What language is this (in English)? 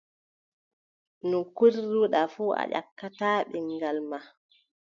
Adamawa Fulfulde